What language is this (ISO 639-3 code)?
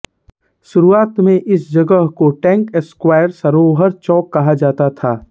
hin